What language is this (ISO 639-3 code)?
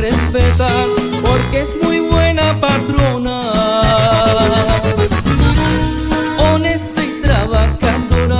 spa